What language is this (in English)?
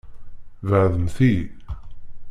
Kabyle